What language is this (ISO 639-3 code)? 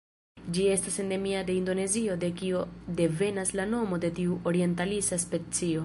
epo